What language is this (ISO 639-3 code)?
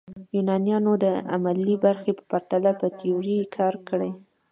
pus